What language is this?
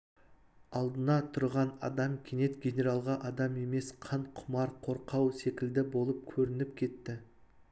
Kazakh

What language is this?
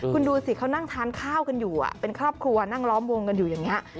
Thai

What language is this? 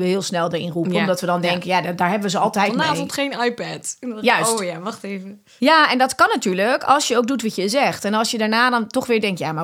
Dutch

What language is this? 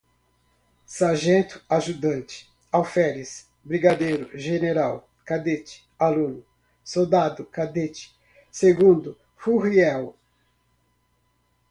Portuguese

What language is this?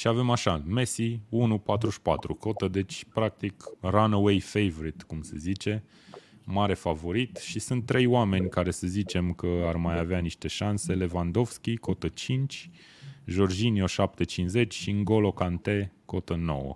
Romanian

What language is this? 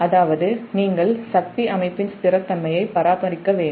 Tamil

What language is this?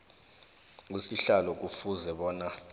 South Ndebele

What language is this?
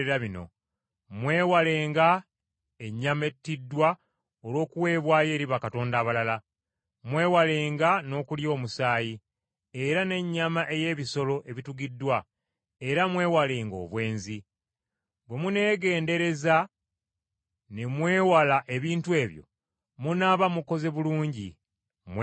Ganda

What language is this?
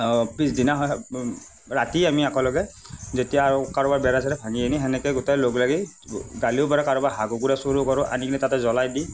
Assamese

